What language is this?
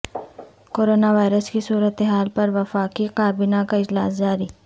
Urdu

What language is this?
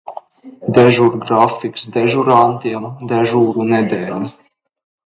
Latvian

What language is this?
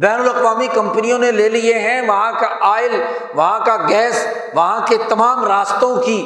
Urdu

